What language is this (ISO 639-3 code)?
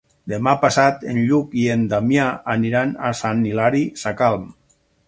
cat